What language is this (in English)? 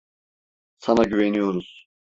Turkish